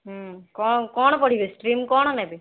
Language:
Odia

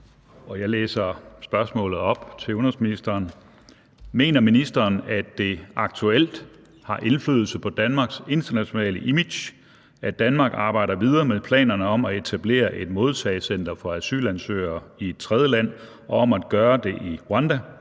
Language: Danish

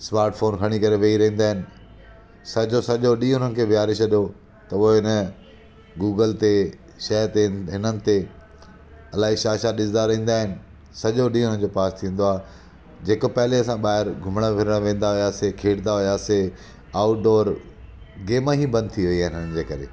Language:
Sindhi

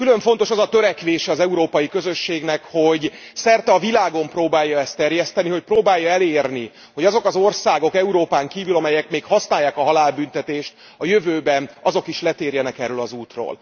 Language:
Hungarian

